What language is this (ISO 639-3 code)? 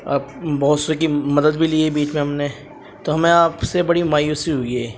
urd